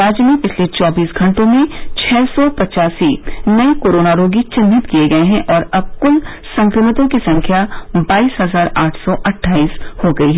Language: Hindi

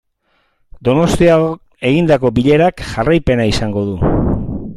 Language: Basque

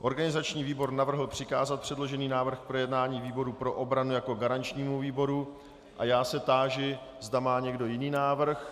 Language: Czech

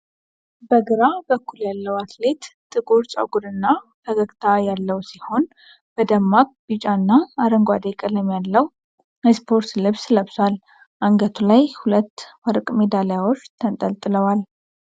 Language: Amharic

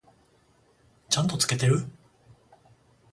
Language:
Japanese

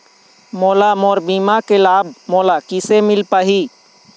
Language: Chhattisgarhi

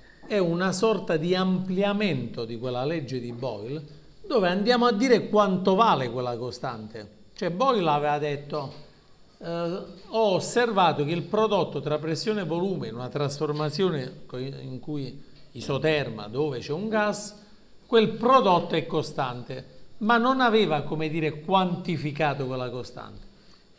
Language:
Italian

